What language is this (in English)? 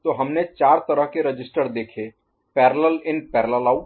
Hindi